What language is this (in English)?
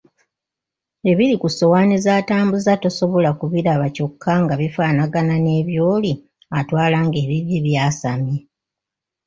Ganda